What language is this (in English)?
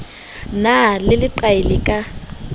Southern Sotho